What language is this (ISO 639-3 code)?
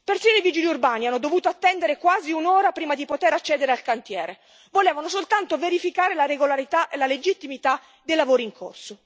ita